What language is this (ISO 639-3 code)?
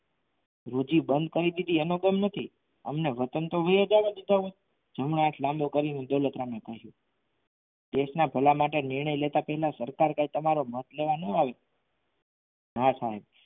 guj